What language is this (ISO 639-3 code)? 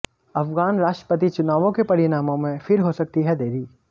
hin